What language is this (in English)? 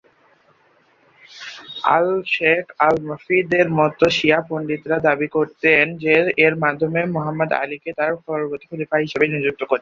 Bangla